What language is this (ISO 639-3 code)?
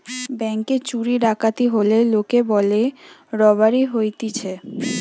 ben